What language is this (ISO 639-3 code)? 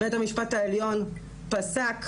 heb